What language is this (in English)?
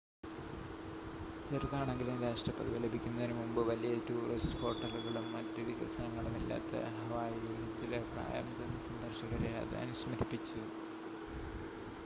Malayalam